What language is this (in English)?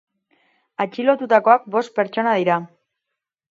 Basque